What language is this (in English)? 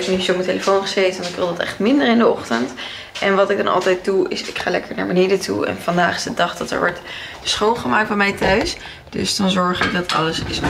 Dutch